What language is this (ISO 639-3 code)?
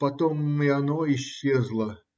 rus